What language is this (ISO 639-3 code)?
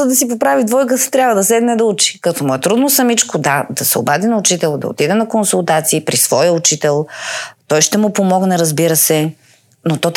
bul